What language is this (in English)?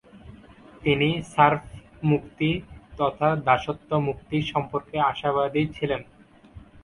Bangla